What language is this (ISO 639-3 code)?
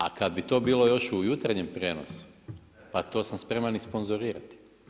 hrv